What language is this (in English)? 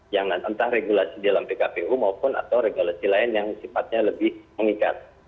Indonesian